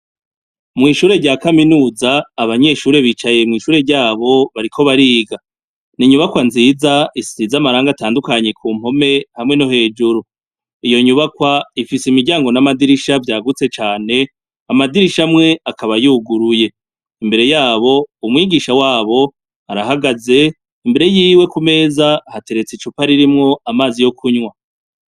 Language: Rundi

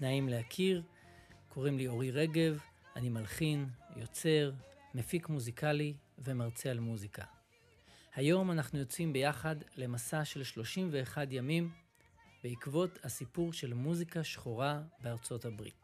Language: Hebrew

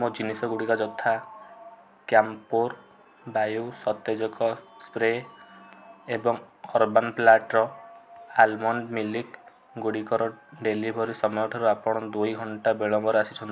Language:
Odia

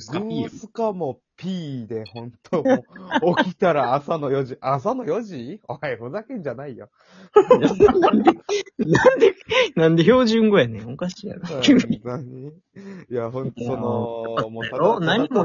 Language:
Japanese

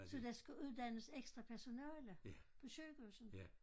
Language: Danish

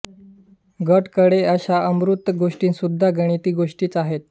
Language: Marathi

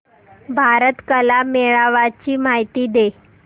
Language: Marathi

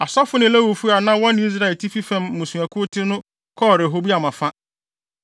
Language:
Akan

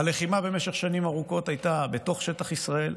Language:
Hebrew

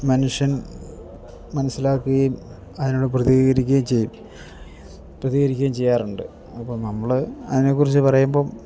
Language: Malayalam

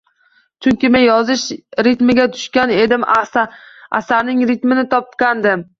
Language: Uzbek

